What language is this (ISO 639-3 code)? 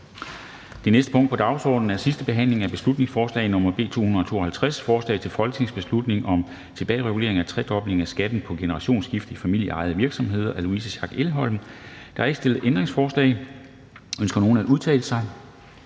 dan